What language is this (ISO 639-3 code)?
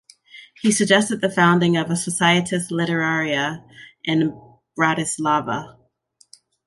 eng